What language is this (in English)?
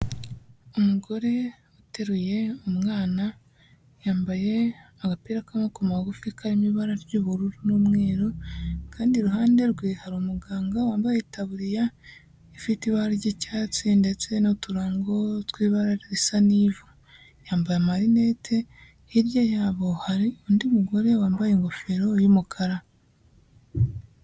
Kinyarwanda